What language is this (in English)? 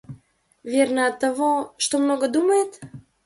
Russian